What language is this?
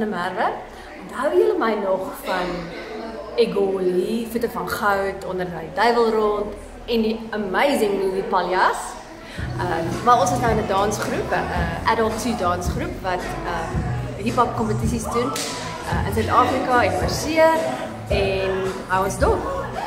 Dutch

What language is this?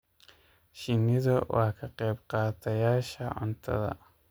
Somali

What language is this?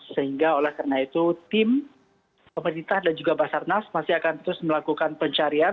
Indonesian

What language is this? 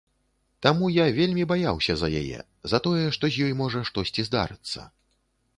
Belarusian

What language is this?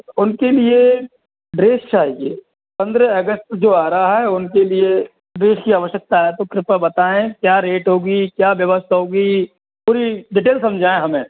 Hindi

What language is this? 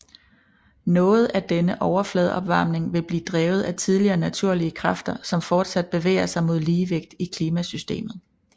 Danish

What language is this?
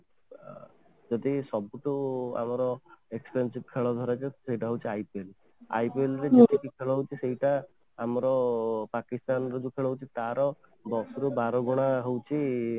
Odia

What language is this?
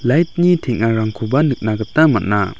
Garo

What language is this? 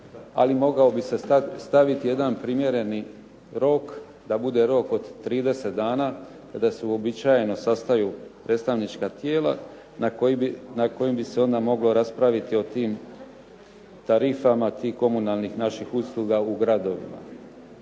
Croatian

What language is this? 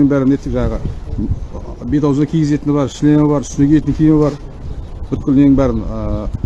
Turkish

